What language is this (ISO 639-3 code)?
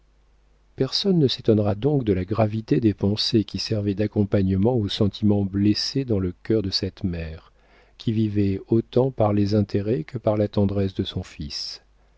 fra